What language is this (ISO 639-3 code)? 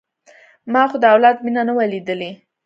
pus